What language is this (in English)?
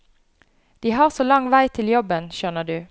Norwegian